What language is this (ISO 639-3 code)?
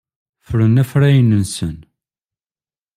kab